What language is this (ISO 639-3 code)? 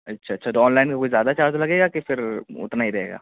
urd